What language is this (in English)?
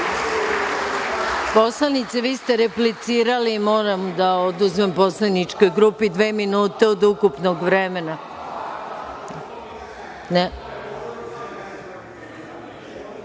Serbian